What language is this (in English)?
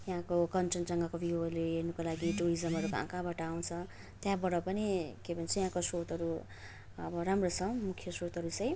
Nepali